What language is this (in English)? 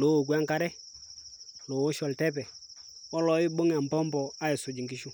Masai